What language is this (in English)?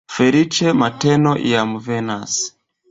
Esperanto